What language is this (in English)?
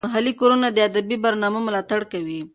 Pashto